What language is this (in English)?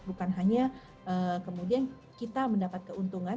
Indonesian